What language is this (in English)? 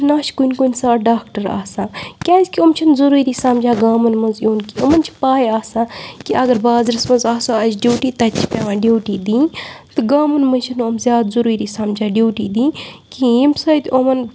Kashmiri